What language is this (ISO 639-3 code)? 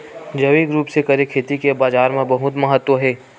hne